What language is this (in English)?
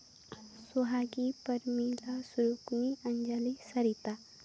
Santali